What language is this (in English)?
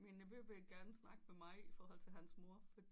Danish